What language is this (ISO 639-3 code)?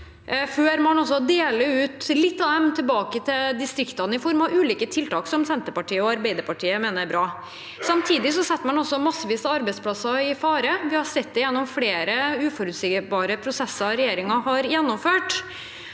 nor